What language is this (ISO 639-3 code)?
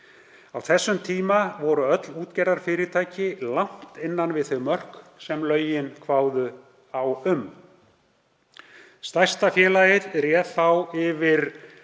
isl